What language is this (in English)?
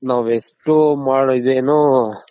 Kannada